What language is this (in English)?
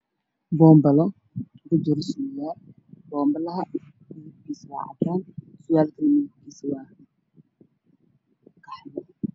Somali